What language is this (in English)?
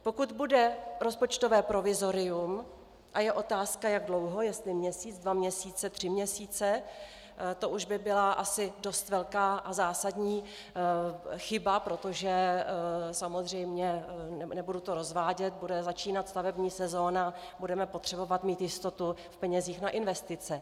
Czech